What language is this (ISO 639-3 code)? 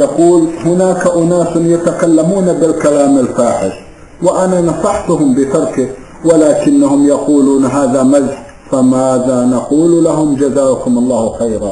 ara